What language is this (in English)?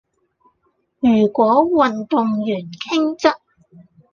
Cantonese